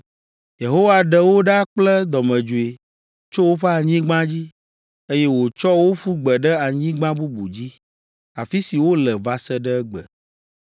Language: Ewe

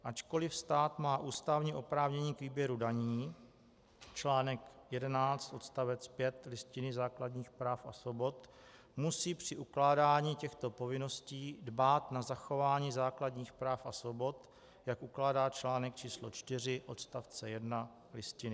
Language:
Czech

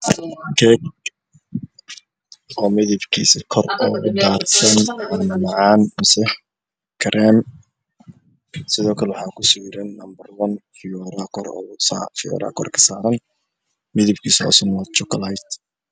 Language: Somali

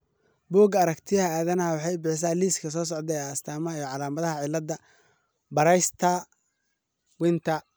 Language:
Somali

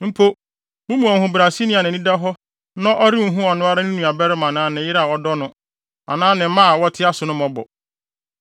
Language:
Akan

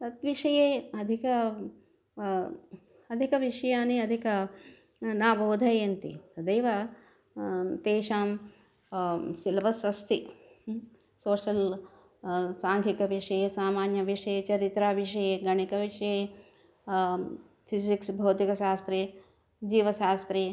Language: Sanskrit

